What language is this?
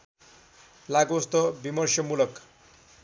Nepali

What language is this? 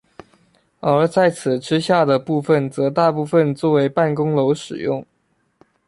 Chinese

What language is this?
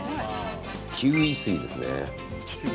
Japanese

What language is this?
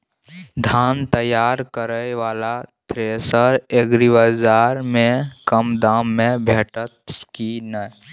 Maithili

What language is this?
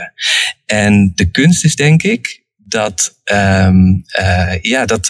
Dutch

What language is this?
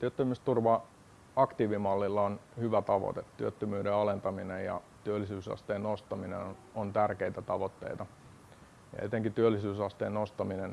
Finnish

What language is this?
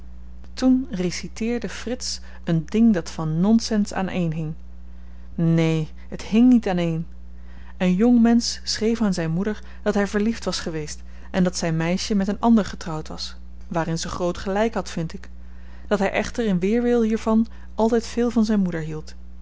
Dutch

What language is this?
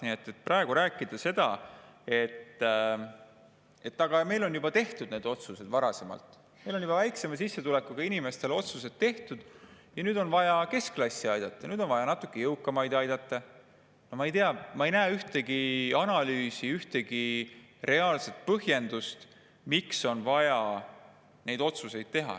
Estonian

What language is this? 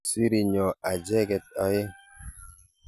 Kalenjin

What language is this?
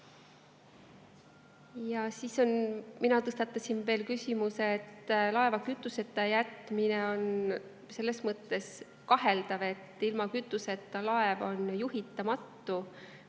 Estonian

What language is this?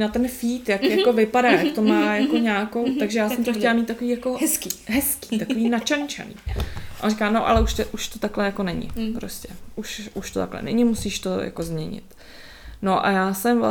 Czech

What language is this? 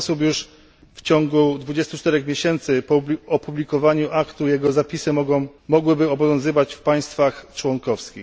Polish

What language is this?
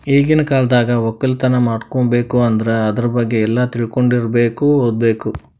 Kannada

